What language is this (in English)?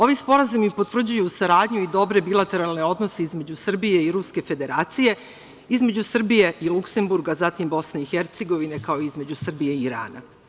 Serbian